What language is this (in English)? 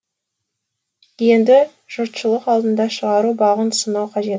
Kazakh